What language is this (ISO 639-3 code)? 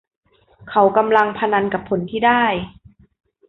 tha